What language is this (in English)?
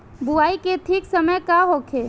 Bhojpuri